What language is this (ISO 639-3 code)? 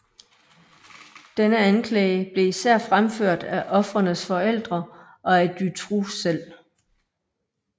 dan